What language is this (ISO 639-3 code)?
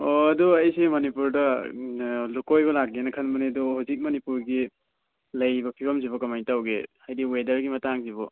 mni